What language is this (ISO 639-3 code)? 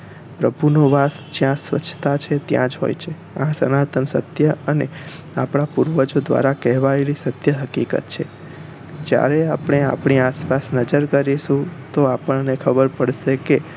guj